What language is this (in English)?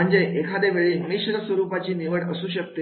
Marathi